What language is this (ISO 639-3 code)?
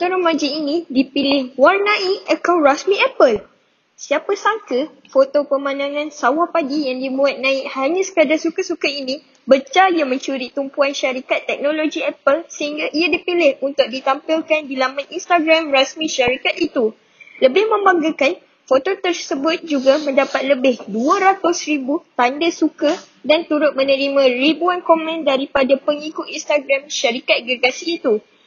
msa